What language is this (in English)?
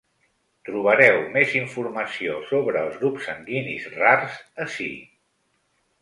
Catalan